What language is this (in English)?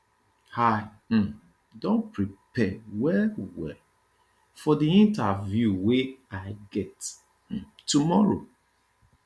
Nigerian Pidgin